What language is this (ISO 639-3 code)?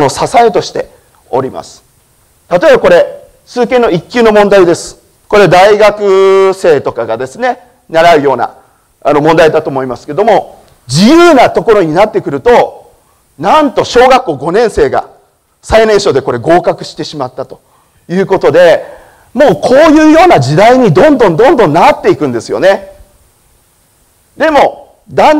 jpn